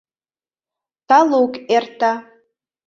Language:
Mari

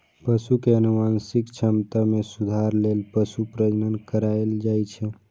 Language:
Maithili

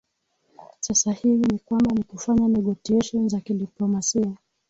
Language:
Swahili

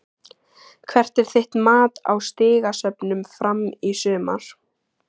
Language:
Icelandic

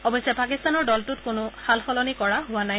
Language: Assamese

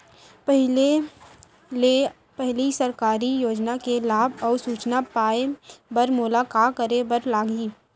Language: Chhattisgarhi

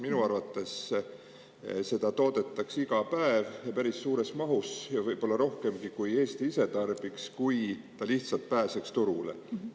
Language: Estonian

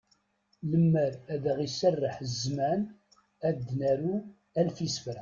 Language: Kabyle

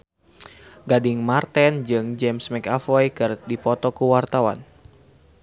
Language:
Sundanese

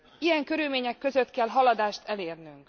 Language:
Hungarian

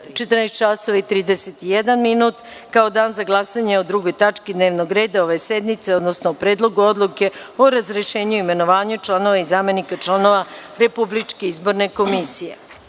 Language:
Serbian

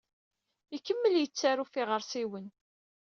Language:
Kabyle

